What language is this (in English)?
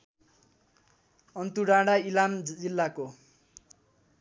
Nepali